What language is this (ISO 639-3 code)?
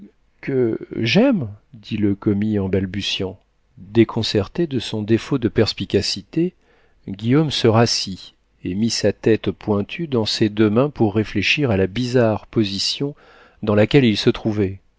fra